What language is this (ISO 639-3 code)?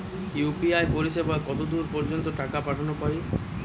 ben